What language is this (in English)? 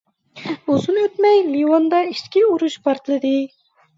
Uyghur